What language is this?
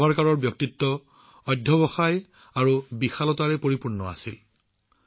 Assamese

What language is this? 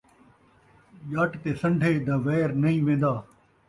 Saraiki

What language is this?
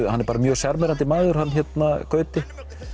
Icelandic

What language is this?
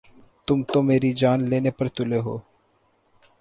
Urdu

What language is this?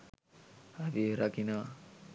Sinhala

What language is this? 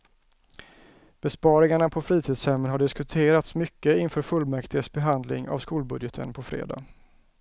Swedish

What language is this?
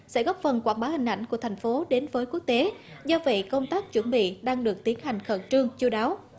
Vietnamese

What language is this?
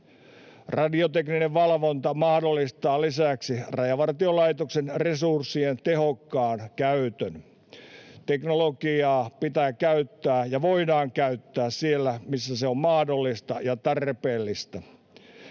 Finnish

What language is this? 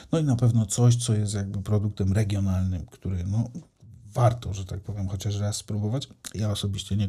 Polish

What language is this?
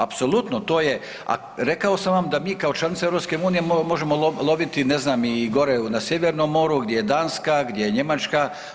Croatian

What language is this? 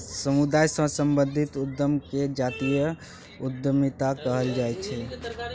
Maithili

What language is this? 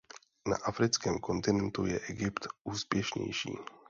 Czech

